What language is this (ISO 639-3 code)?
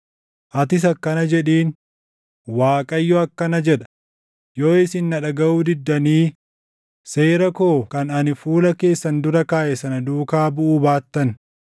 orm